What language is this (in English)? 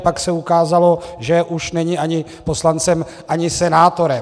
Czech